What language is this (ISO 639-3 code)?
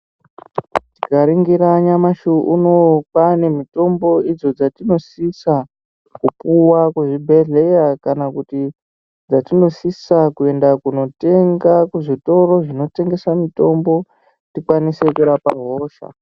ndc